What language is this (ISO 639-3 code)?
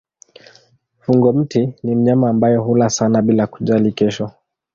swa